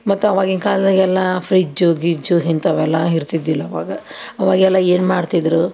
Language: Kannada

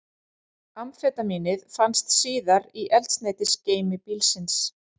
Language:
Icelandic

